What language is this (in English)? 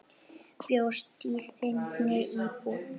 Icelandic